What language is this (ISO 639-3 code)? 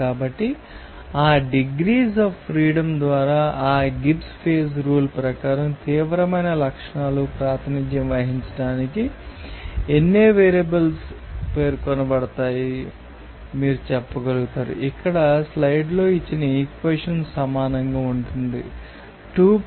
tel